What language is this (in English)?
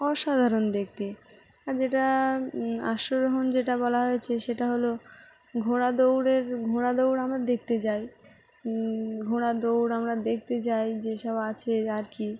Bangla